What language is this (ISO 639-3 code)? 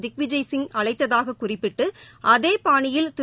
tam